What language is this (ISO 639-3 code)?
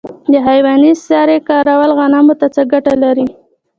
pus